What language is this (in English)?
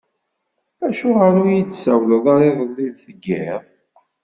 Kabyle